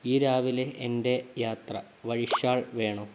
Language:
Malayalam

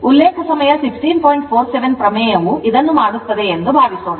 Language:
Kannada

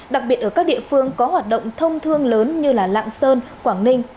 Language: Vietnamese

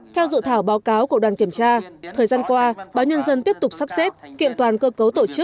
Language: Vietnamese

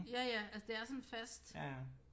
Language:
Danish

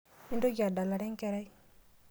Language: Masai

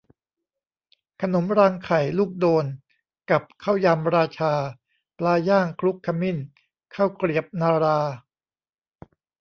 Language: Thai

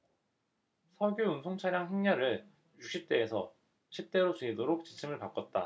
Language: Korean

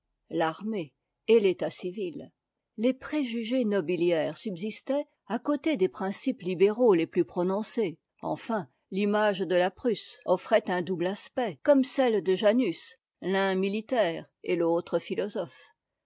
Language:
French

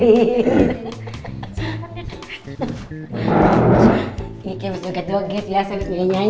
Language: Indonesian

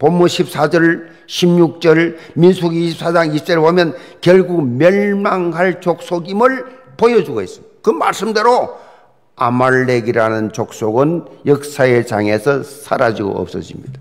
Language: Korean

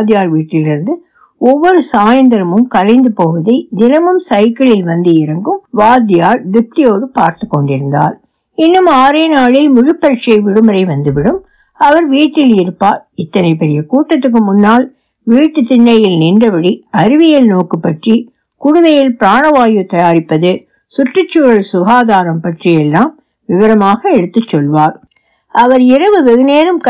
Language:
Tamil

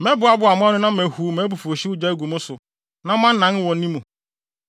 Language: Akan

